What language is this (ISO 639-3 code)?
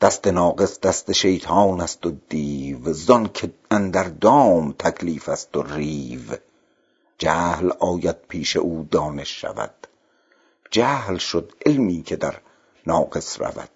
fas